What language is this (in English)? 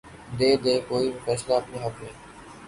Urdu